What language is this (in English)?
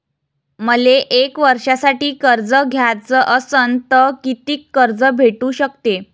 Marathi